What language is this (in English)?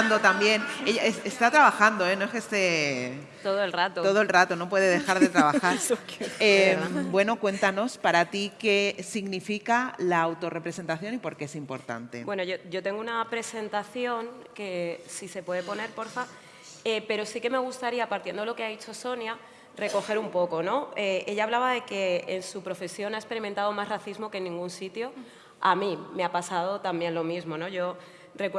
Spanish